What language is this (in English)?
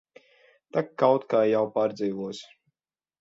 Latvian